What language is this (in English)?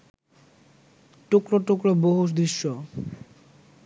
Bangla